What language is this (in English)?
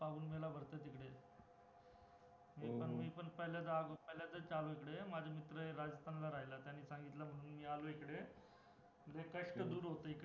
Marathi